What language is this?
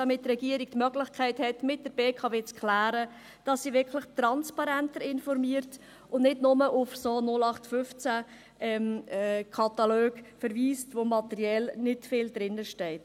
Swiss German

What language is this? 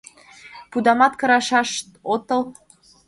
Mari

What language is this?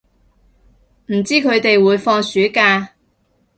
Cantonese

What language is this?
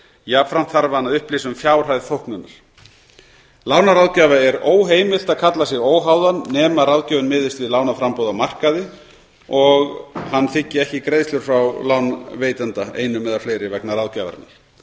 Icelandic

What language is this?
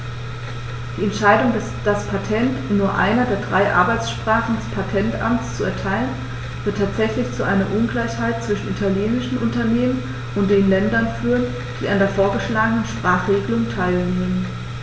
German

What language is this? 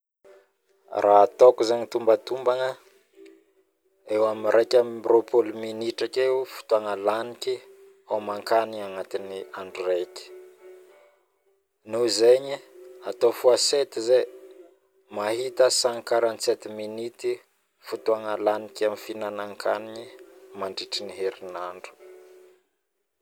Northern Betsimisaraka Malagasy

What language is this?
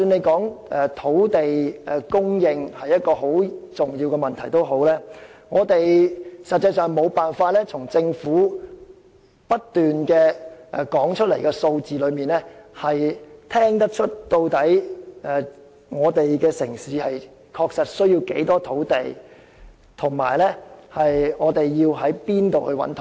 Cantonese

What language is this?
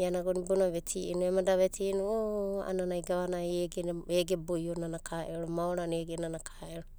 Abadi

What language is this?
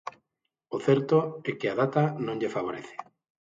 Galician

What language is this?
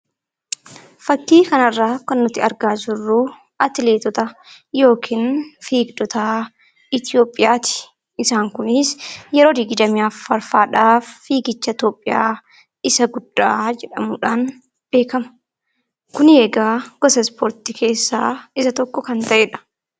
Oromo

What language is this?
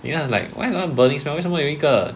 English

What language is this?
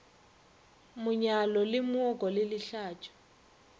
Northern Sotho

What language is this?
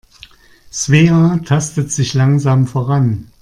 German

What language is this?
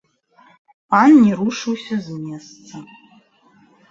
Belarusian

